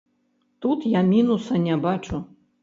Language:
Belarusian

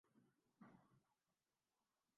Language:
Urdu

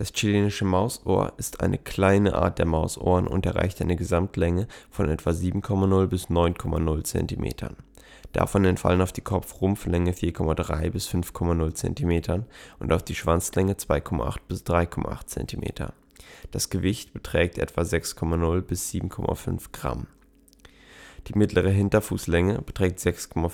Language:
German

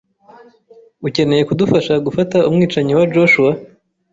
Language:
Kinyarwanda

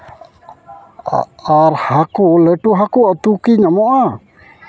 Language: Santali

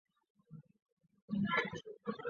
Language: Chinese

